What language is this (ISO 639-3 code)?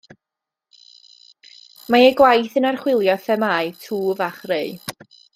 cym